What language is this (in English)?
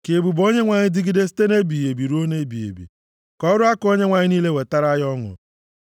Igbo